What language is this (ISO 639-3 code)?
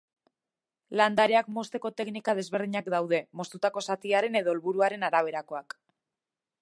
eus